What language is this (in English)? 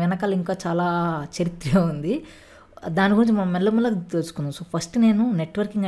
English